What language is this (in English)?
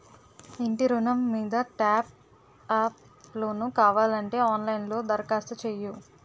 Telugu